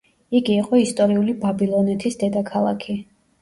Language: Georgian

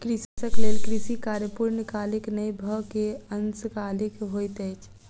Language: Maithili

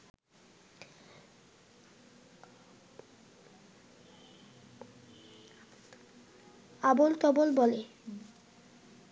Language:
Bangla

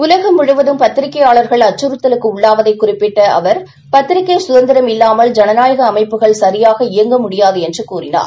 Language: Tamil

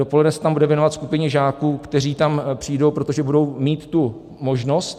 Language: Czech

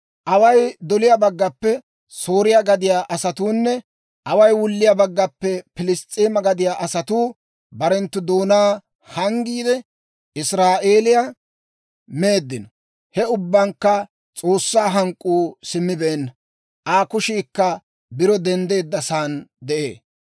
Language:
Dawro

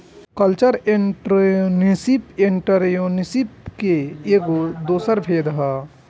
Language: Bhojpuri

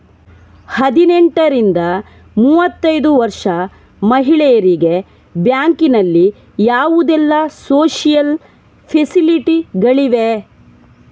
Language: Kannada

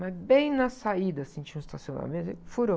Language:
Portuguese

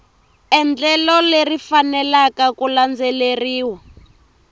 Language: Tsonga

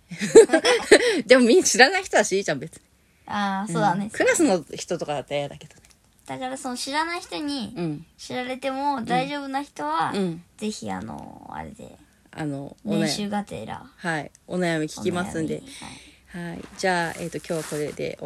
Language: Japanese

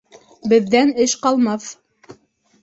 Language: Bashkir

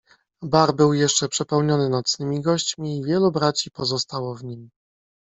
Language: Polish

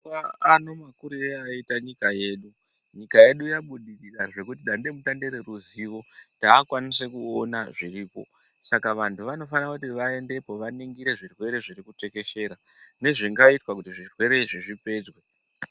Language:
Ndau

